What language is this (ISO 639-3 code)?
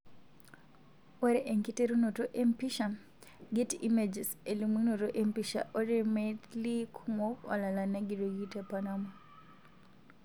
mas